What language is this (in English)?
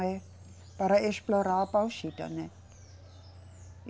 Portuguese